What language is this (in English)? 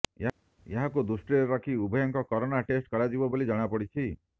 Odia